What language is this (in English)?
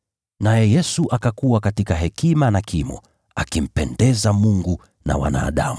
Swahili